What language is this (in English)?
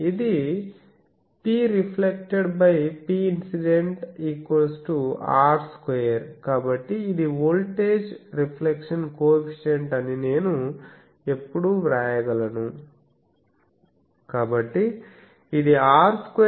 Telugu